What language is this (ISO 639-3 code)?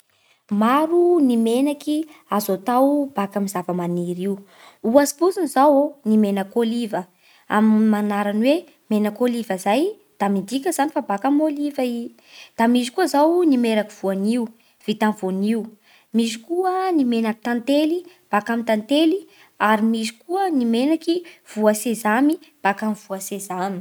bhr